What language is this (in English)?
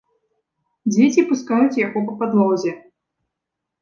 Belarusian